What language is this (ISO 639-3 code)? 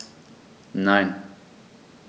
deu